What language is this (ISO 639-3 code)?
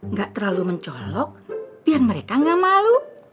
ind